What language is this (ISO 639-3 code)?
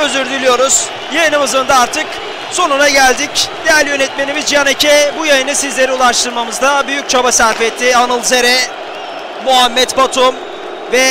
tur